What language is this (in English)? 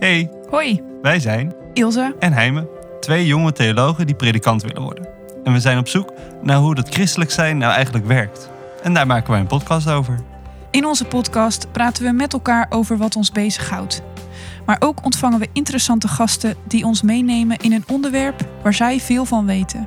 Dutch